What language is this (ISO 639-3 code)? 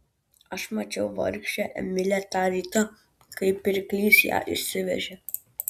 lit